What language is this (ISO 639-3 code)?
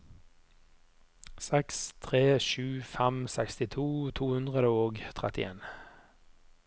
nor